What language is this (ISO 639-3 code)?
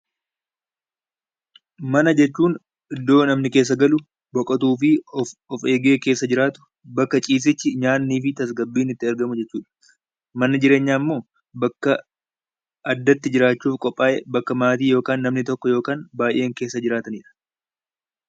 orm